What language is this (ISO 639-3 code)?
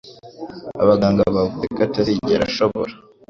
kin